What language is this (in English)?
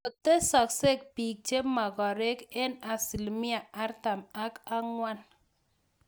Kalenjin